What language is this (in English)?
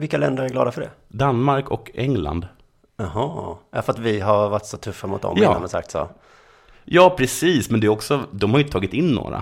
Swedish